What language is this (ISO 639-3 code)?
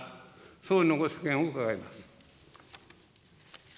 jpn